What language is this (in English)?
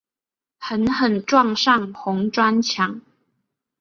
Chinese